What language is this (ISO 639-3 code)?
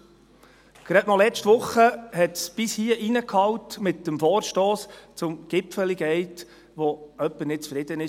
gsw